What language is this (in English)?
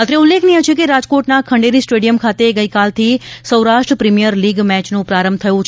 Gujarati